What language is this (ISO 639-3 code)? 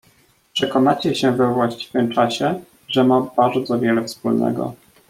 pol